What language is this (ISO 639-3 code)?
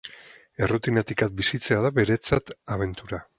eus